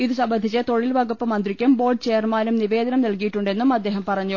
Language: Malayalam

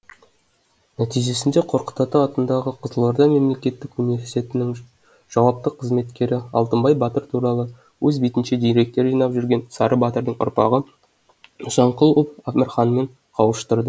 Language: Kazakh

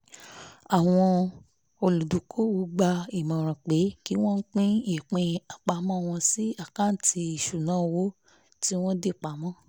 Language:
Yoruba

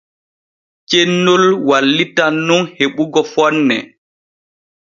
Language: Borgu Fulfulde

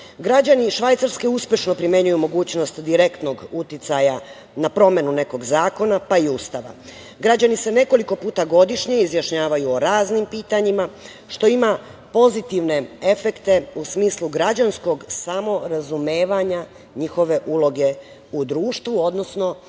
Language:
Serbian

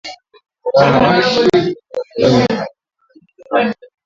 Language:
Swahili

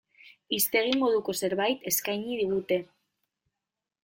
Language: Basque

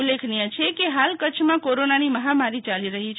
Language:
Gujarati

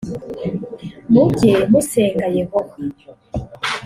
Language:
Kinyarwanda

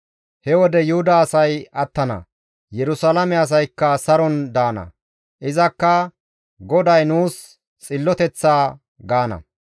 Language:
Gamo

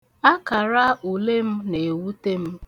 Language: Igbo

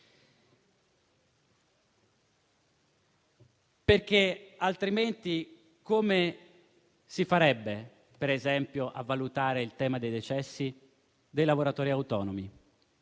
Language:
Italian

